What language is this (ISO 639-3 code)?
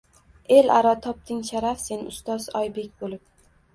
uzb